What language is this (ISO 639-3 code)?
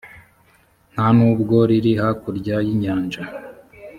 kin